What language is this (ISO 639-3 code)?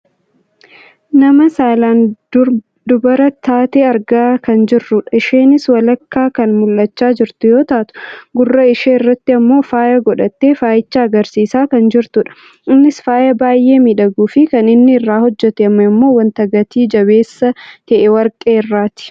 orm